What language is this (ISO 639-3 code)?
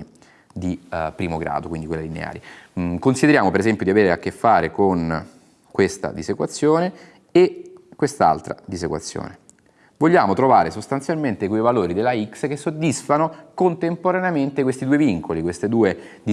ita